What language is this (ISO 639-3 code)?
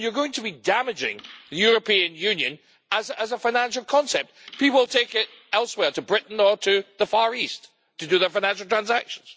eng